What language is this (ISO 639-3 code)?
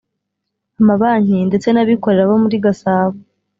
kin